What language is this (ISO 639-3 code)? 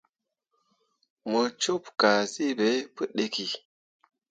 mua